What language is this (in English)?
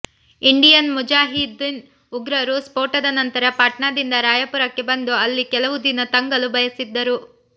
Kannada